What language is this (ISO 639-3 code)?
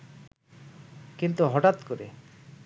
ben